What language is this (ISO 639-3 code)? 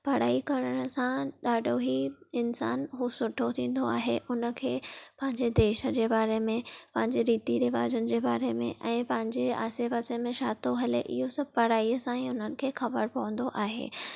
snd